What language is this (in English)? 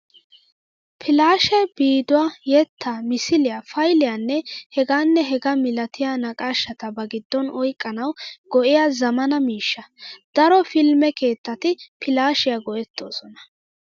Wolaytta